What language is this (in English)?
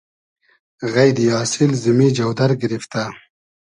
Hazaragi